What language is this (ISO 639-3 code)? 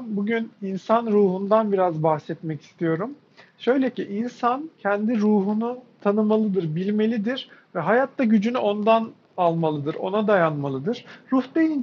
tur